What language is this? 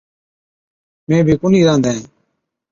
Od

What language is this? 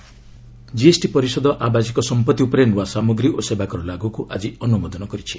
Odia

